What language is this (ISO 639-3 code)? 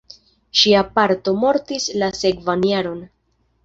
epo